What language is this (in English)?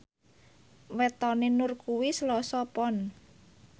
Javanese